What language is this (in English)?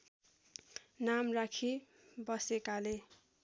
Nepali